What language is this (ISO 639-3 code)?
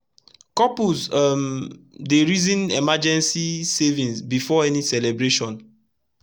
pcm